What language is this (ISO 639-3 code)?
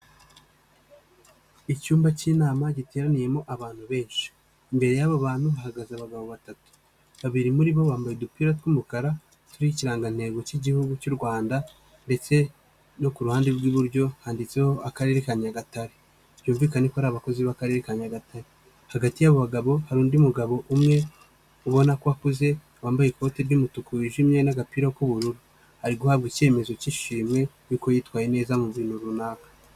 kin